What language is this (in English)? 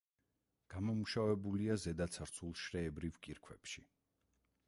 Georgian